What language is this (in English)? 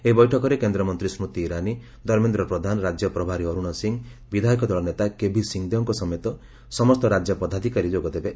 Odia